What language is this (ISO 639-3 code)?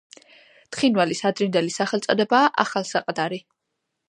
kat